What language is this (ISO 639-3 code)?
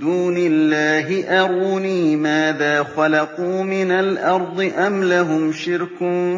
ara